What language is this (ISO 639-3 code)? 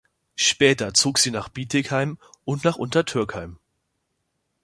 deu